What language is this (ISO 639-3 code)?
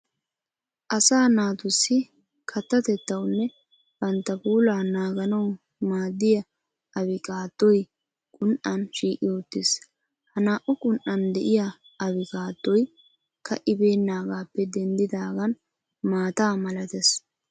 wal